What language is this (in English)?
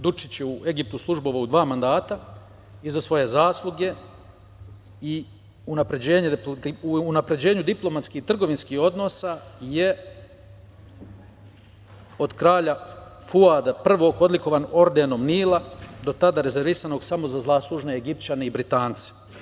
Serbian